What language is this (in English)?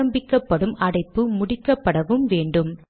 Tamil